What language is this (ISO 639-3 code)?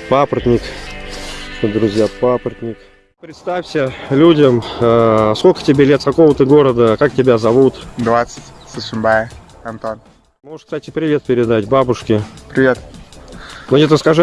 rus